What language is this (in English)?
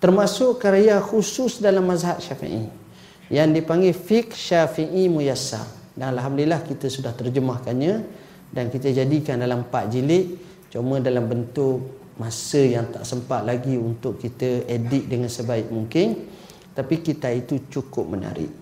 Malay